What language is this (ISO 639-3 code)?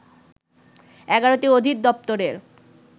ben